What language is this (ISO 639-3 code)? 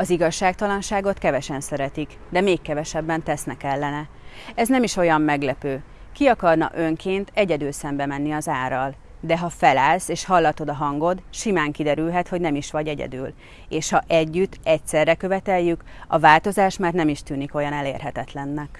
hun